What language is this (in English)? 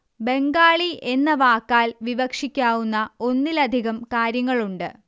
Malayalam